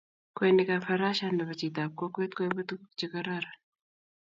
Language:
Kalenjin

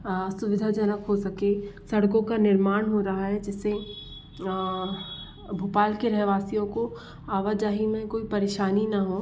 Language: Hindi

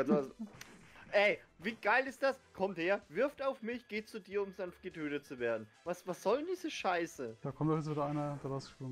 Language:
German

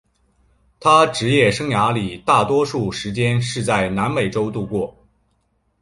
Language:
Chinese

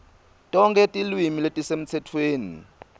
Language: Swati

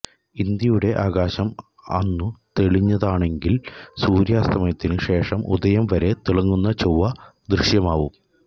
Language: Malayalam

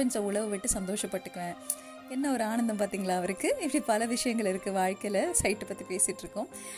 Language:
Tamil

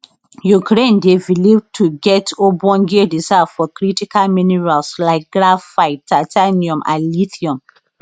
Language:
Nigerian Pidgin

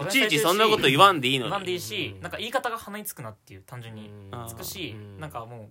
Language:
Japanese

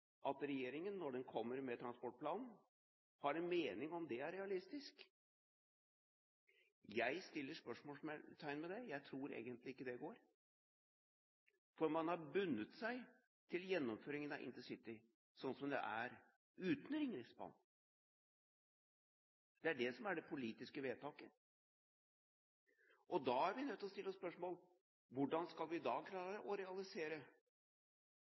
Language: Norwegian Bokmål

